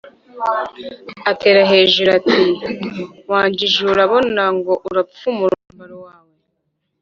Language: Kinyarwanda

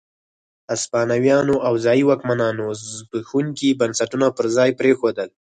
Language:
Pashto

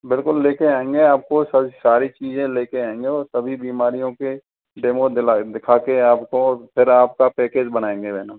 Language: Hindi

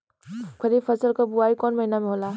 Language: Bhojpuri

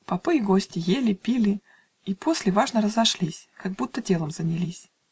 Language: Russian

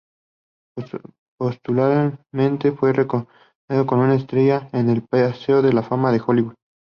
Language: Spanish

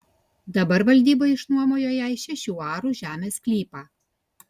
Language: Lithuanian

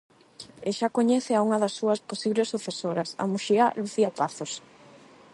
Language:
Galician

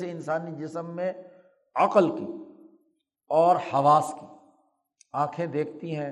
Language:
Urdu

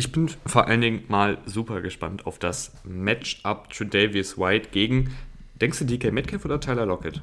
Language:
German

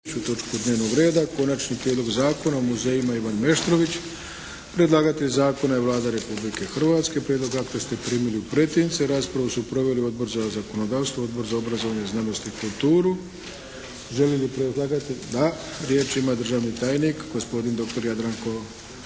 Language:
Croatian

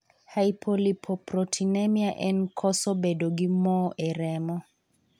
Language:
Luo (Kenya and Tanzania)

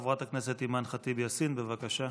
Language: Hebrew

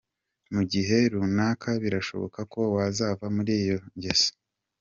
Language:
Kinyarwanda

